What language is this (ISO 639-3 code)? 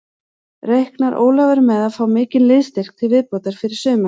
isl